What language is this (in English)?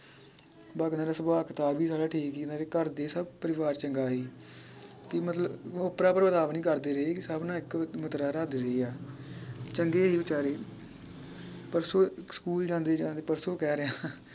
Punjabi